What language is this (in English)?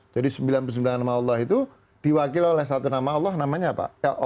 Indonesian